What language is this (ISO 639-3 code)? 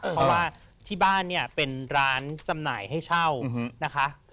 tha